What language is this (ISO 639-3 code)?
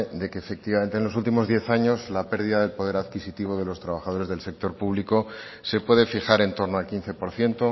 spa